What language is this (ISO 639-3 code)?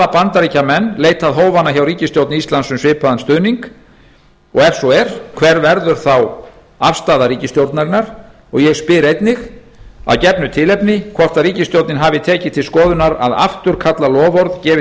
isl